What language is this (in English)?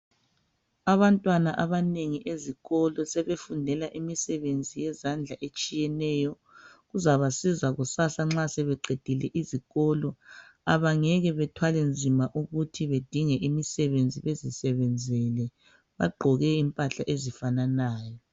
North Ndebele